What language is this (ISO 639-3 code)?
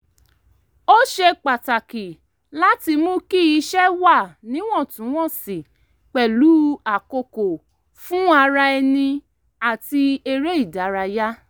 yor